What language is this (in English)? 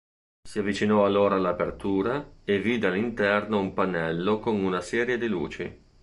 Italian